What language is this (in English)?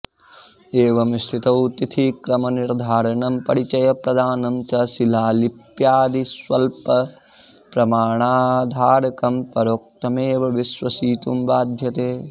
Sanskrit